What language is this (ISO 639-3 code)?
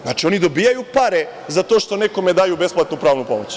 srp